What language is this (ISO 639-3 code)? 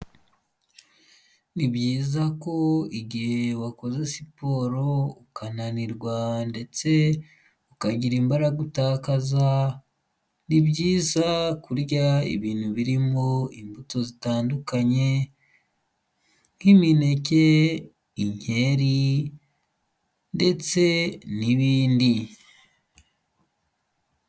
kin